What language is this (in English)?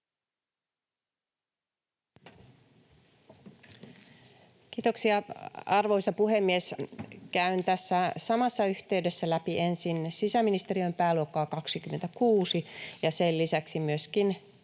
Finnish